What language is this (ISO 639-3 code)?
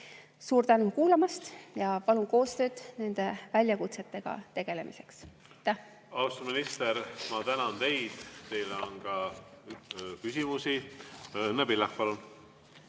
est